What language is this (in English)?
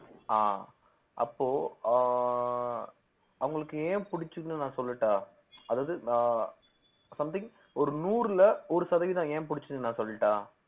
Tamil